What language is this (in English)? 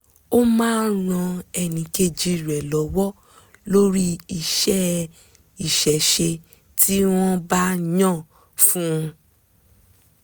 Yoruba